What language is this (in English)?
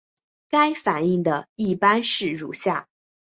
Chinese